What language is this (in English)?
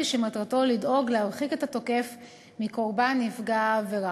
Hebrew